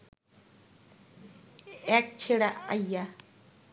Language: Bangla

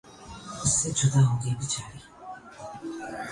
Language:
Urdu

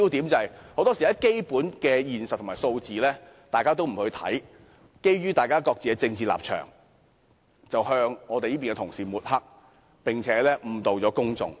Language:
Cantonese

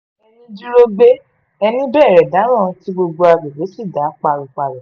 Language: Yoruba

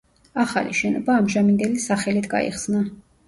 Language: Georgian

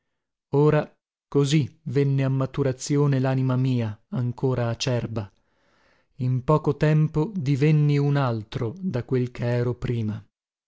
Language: Italian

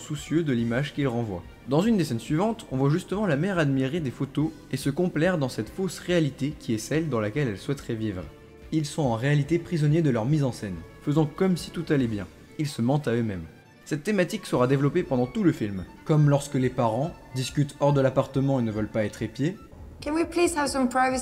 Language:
French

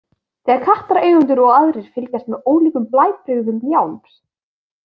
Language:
Icelandic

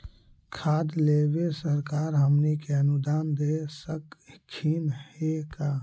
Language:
Magahi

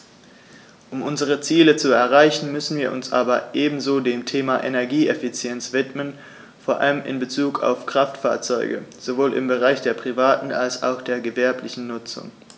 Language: German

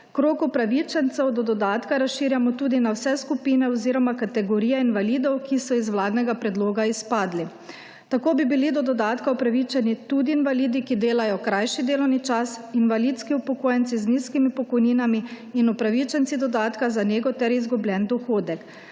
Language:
Slovenian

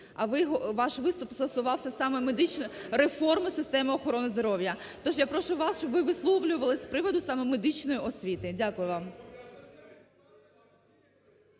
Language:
Ukrainian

